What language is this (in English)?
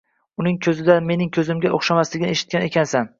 Uzbek